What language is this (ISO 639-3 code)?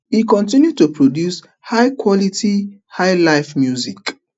pcm